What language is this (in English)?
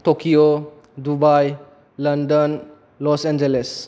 Bodo